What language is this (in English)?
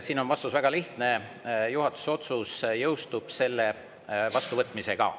Estonian